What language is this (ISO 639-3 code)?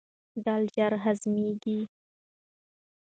pus